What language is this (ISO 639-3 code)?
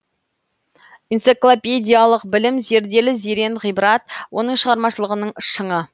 kaz